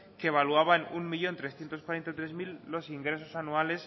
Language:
Spanish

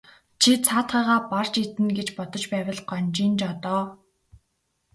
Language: Mongolian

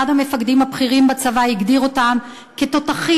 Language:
Hebrew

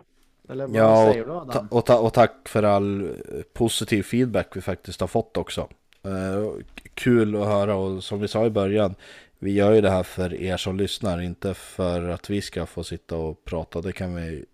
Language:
Swedish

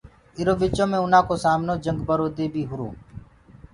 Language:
Gurgula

